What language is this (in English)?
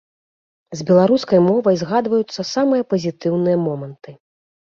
Belarusian